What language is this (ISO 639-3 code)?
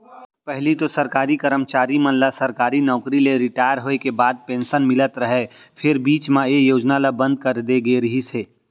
hne